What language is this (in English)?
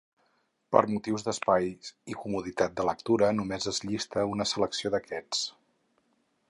Catalan